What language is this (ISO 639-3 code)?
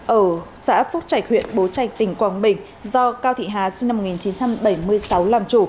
vie